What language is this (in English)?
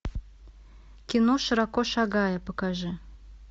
Russian